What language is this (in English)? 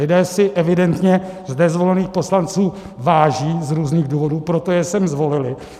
Czech